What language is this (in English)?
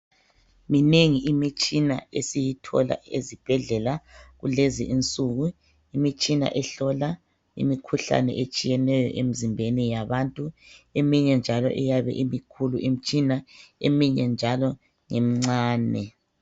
North Ndebele